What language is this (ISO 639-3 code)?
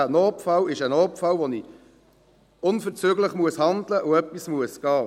gsw